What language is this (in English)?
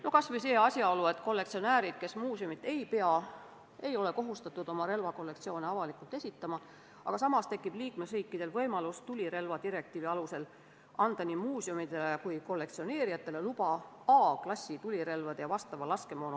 Estonian